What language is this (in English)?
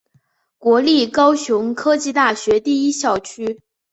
Chinese